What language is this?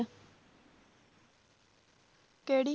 Punjabi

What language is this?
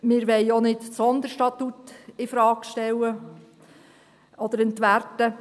Swiss German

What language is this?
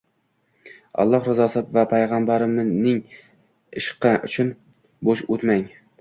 Uzbek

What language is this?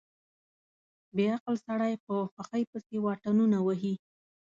Pashto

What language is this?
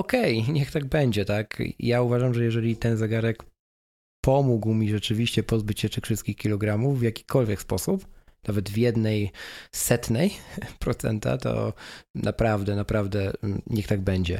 Polish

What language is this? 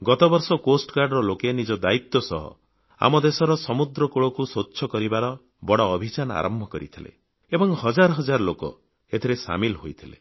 Odia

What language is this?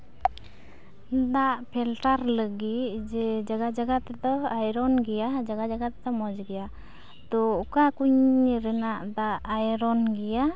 Santali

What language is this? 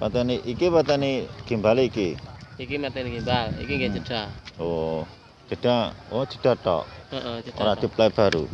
Indonesian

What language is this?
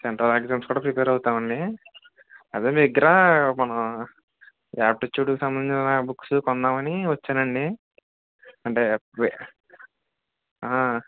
Telugu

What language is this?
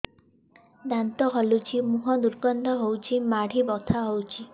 Odia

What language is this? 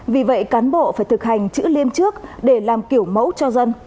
Vietnamese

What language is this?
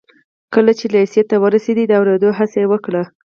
Pashto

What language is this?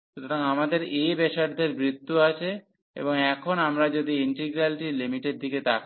Bangla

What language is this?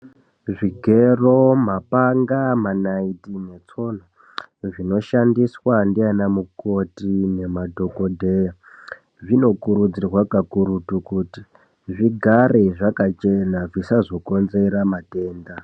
Ndau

